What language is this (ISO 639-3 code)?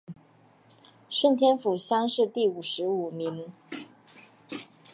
zho